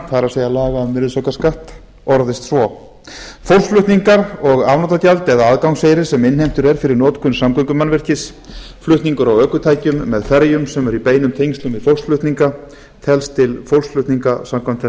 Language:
Icelandic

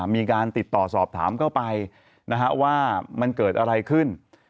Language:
Thai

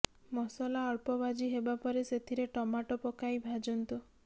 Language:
Odia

